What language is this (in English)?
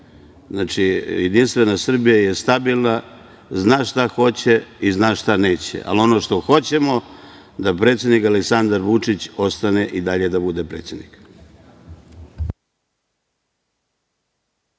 Serbian